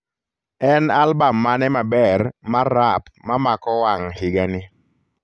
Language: Luo (Kenya and Tanzania)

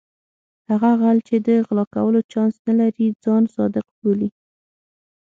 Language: Pashto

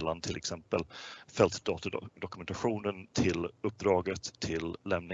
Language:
Swedish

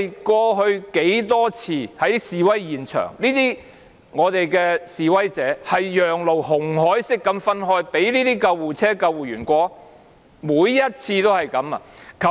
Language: Cantonese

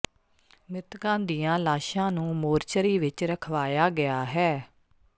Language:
Punjabi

